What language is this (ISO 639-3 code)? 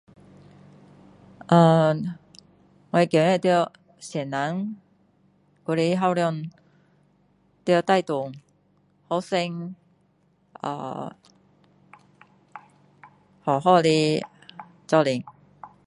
cdo